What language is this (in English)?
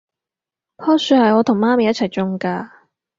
Cantonese